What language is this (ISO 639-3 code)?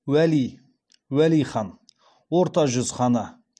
kaz